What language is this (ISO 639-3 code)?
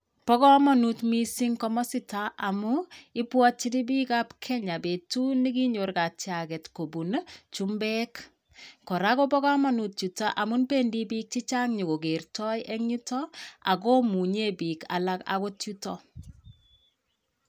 kln